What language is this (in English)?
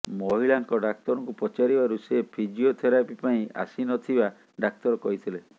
Odia